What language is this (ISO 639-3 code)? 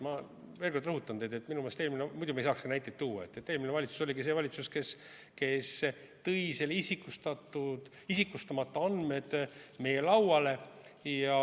est